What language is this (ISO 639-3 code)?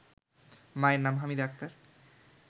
ben